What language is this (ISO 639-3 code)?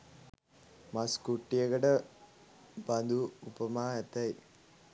sin